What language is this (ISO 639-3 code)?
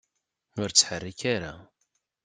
kab